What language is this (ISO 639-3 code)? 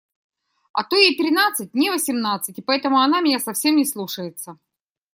rus